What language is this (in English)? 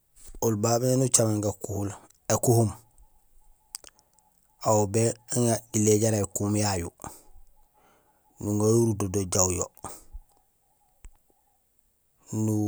Gusilay